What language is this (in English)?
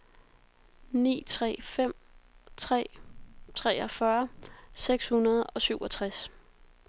Danish